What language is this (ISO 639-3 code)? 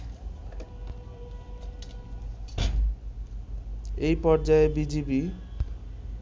ben